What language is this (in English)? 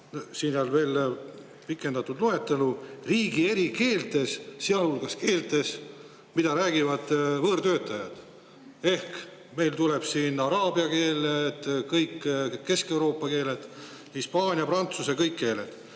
Estonian